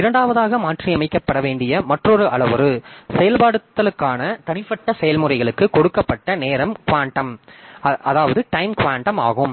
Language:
Tamil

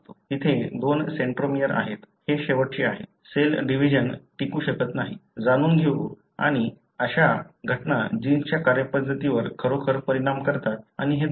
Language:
Marathi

